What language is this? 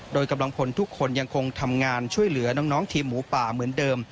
Thai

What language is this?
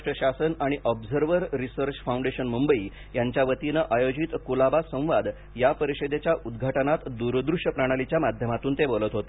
Marathi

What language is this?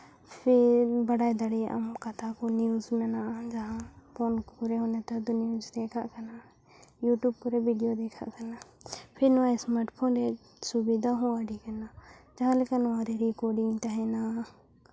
Santali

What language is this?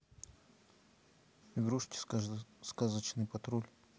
Russian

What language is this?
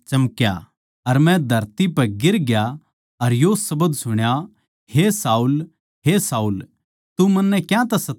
Haryanvi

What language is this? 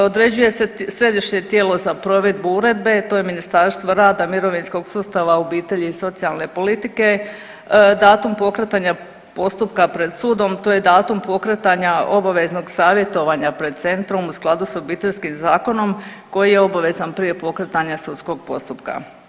Croatian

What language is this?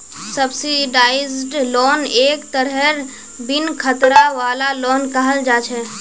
Magahi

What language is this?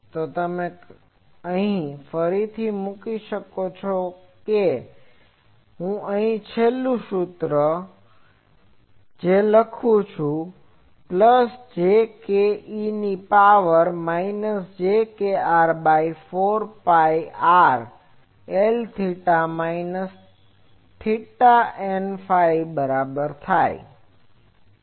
Gujarati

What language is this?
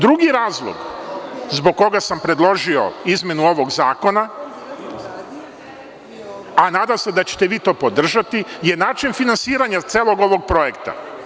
Serbian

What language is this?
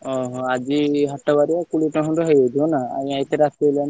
Odia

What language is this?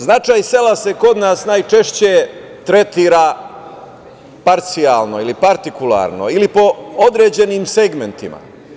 Serbian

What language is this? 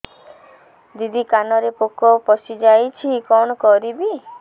Odia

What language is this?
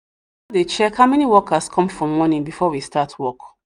Nigerian Pidgin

